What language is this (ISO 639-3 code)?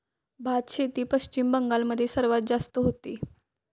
mar